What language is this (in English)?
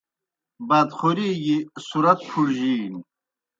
Kohistani Shina